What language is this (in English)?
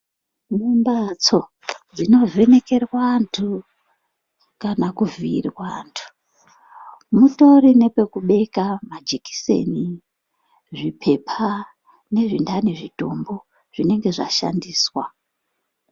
Ndau